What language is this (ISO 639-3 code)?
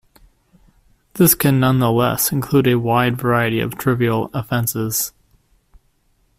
eng